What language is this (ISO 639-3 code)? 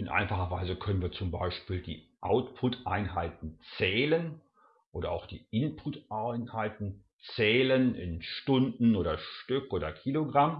deu